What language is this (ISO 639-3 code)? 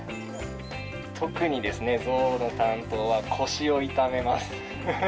jpn